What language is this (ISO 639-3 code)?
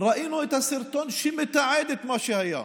heb